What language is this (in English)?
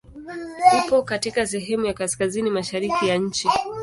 Swahili